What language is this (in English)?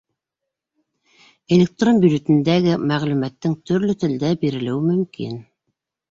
Bashkir